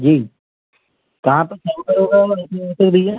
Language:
Hindi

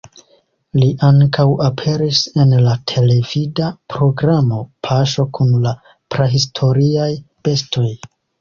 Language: Esperanto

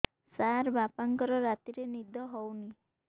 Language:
Odia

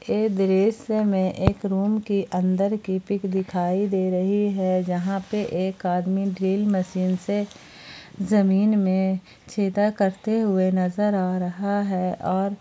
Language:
Hindi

